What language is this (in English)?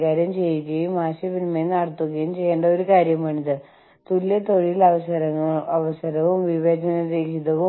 Malayalam